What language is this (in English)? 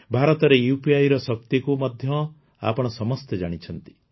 Odia